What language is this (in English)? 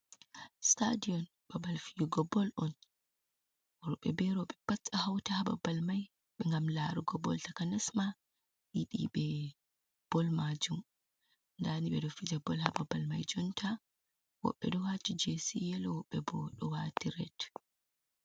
Fula